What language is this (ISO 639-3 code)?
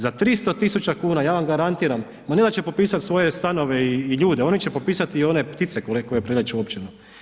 hrv